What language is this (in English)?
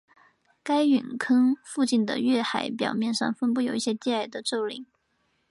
Chinese